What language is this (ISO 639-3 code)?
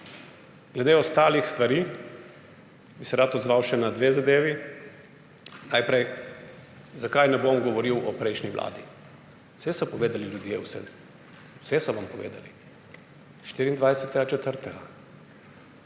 slv